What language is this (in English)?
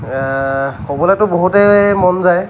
Assamese